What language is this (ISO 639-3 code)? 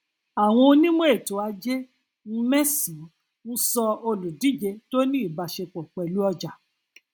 yor